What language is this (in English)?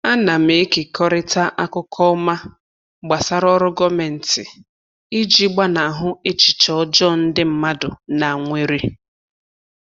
Igbo